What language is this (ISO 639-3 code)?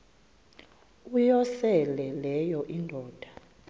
xho